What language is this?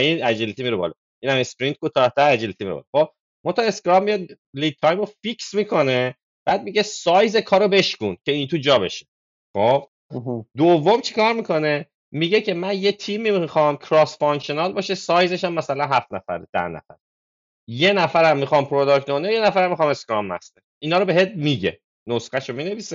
Persian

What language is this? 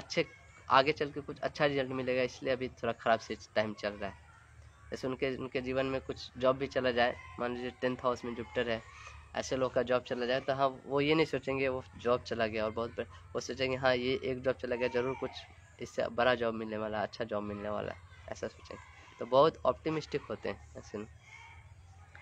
Hindi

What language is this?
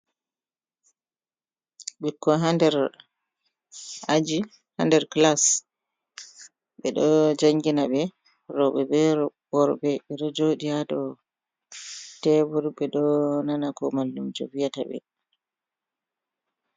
Fula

